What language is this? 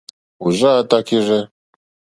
Mokpwe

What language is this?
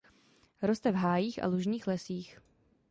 Czech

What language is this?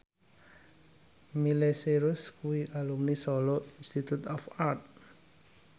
Javanese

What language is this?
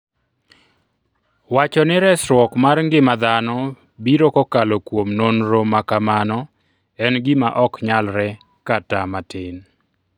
Luo (Kenya and Tanzania)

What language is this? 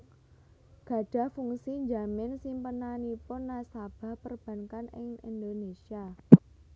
Javanese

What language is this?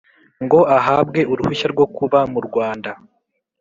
Kinyarwanda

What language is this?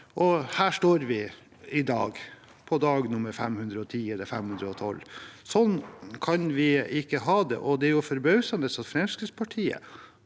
Norwegian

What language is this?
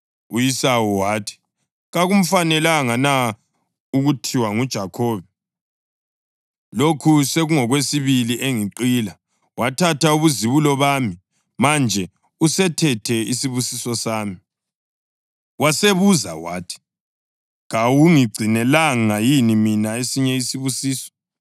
North Ndebele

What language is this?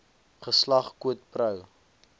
Afrikaans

